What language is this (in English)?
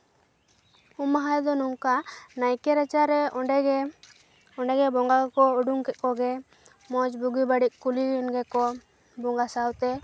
Santali